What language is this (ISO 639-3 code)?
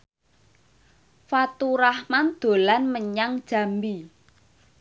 jav